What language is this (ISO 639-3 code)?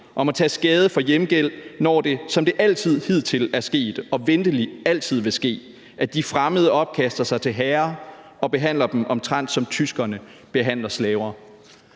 dan